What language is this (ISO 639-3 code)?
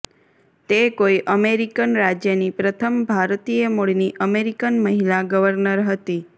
guj